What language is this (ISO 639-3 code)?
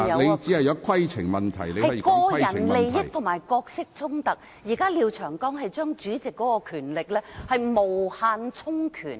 yue